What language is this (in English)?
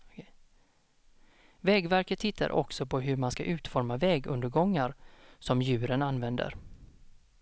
Swedish